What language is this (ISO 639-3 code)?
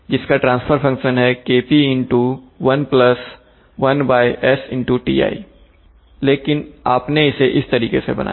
hin